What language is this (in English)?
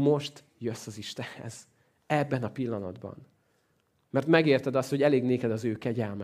Hungarian